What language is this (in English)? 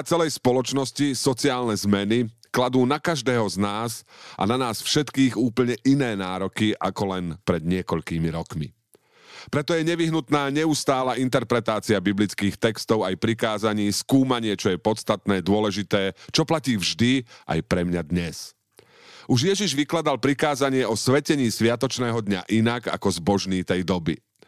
Slovak